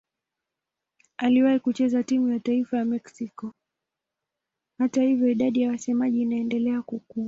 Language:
Swahili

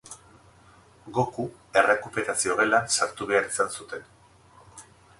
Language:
Basque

